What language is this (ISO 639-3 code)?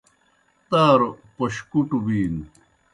plk